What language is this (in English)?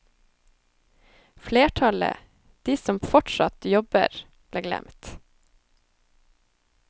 Norwegian